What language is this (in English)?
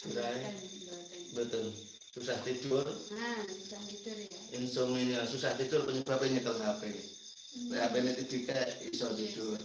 Indonesian